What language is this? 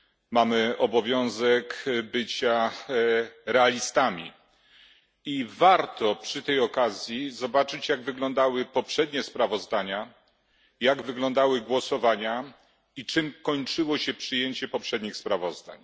Polish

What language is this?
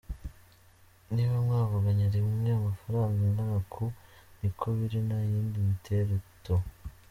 Kinyarwanda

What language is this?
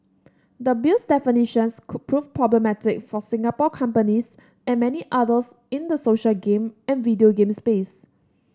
English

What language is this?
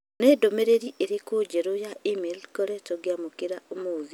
Kikuyu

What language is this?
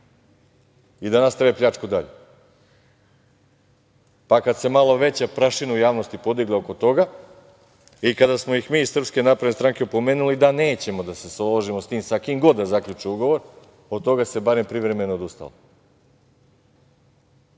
Serbian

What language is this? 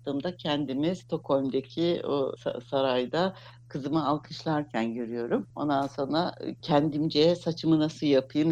Turkish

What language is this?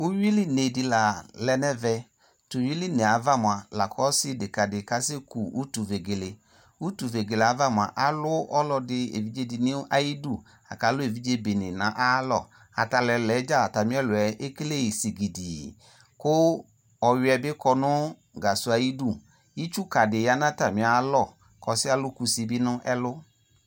Ikposo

